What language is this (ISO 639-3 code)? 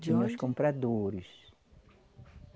por